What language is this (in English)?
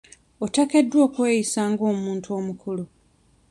Ganda